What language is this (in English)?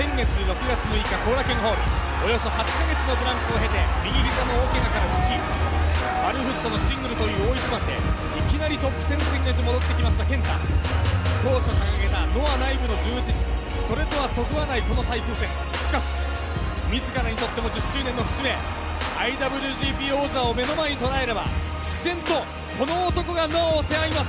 Japanese